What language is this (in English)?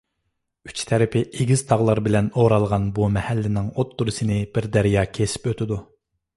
Uyghur